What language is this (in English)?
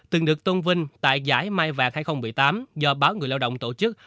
Vietnamese